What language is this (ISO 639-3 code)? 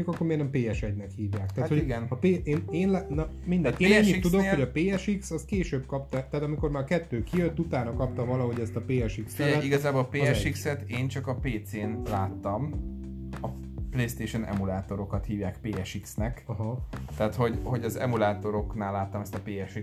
hun